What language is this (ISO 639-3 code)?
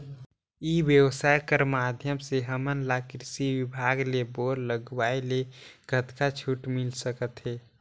hne